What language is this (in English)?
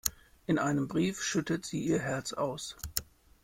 German